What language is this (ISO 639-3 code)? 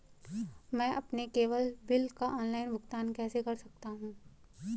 hin